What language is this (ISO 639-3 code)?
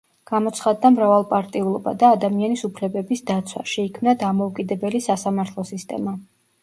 kat